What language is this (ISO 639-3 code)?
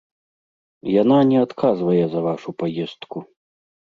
bel